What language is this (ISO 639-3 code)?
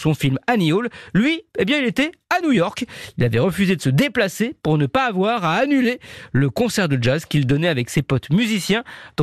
fra